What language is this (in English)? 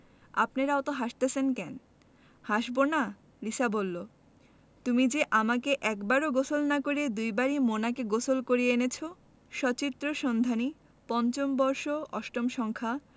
Bangla